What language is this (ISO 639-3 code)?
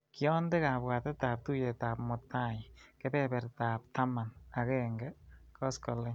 kln